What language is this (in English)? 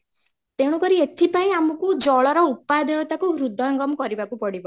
Odia